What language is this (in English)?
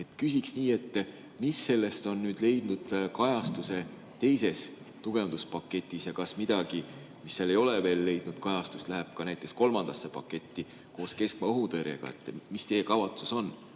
Estonian